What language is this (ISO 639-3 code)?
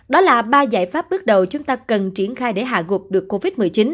vie